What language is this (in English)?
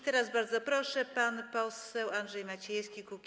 Polish